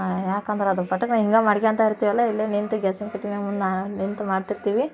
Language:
Kannada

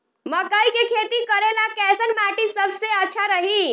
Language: Bhojpuri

